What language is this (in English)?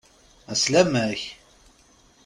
Kabyle